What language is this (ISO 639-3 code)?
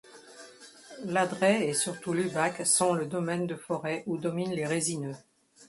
fra